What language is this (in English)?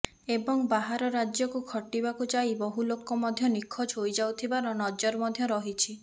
Odia